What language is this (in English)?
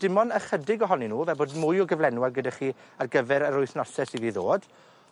Welsh